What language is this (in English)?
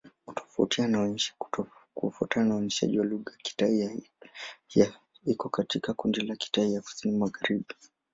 Swahili